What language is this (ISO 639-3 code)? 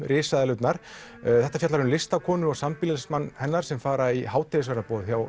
isl